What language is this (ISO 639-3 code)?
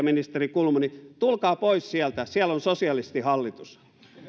fin